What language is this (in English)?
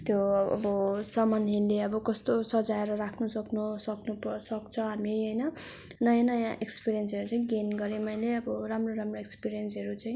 Nepali